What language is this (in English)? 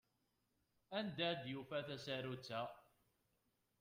Kabyle